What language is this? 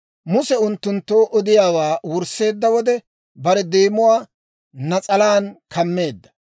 Dawro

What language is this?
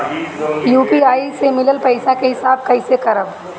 Bhojpuri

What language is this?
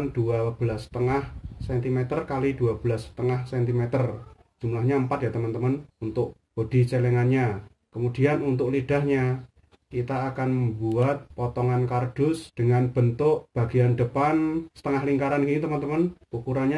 Indonesian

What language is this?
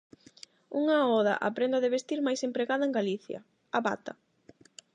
Galician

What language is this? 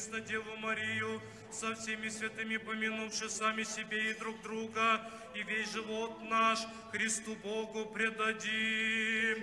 Russian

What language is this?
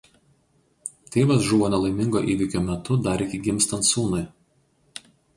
Lithuanian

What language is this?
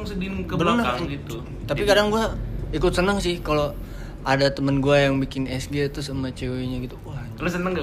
Indonesian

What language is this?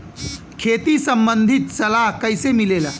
Bhojpuri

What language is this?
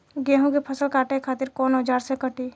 Bhojpuri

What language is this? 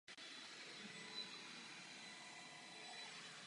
Czech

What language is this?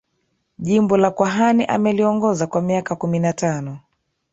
Swahili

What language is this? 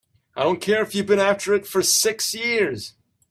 English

